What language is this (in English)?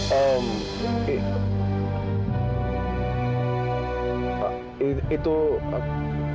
Indonesian